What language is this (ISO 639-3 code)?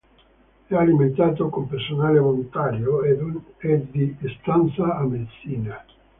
ita